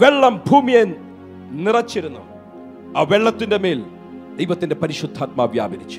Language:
Malayalam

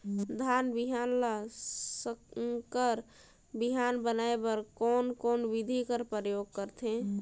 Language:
Chhattisgarhi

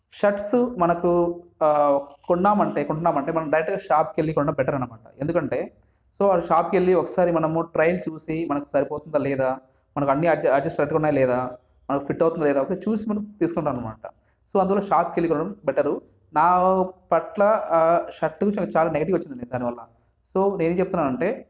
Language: Telugu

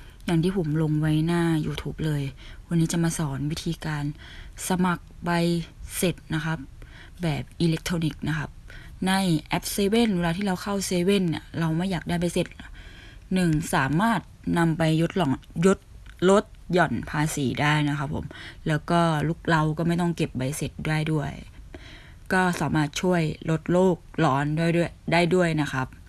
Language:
Thai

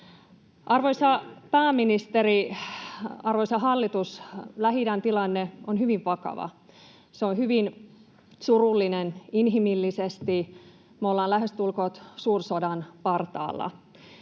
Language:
Finnish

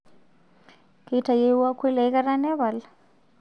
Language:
Masai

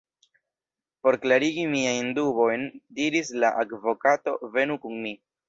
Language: Esperanto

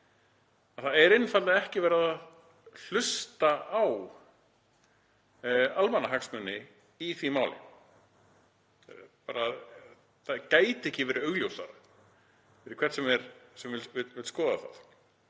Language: Icelandic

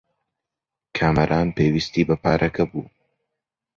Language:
Central Kurdish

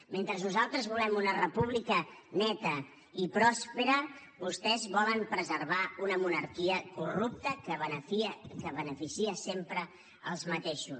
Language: Catalan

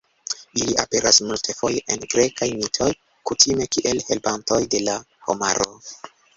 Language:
Esperanto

